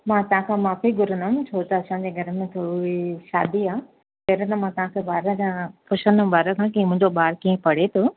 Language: Sindhi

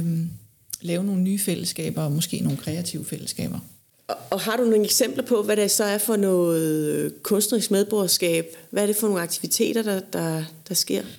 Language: Danish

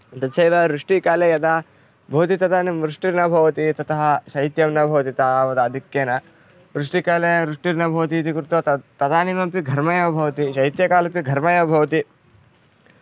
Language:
Sanskrit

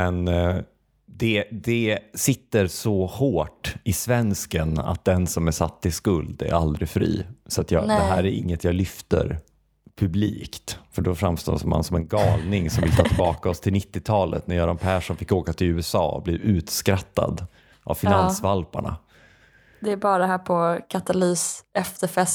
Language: Swedish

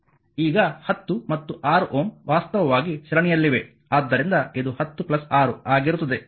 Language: Kannada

